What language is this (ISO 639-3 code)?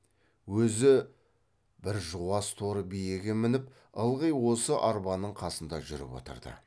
kaz